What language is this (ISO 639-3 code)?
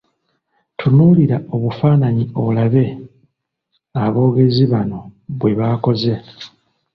lug